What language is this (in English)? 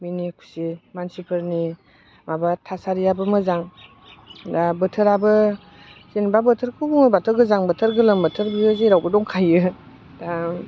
Bodo